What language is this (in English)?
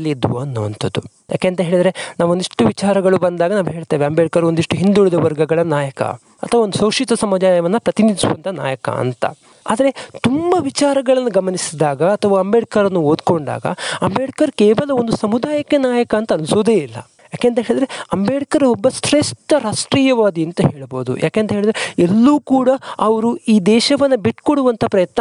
Kannada